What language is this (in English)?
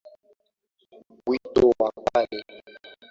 Swahili